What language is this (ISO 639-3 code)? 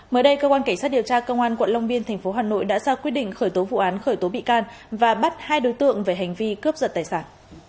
vie